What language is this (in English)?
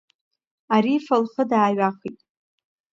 Abkhazian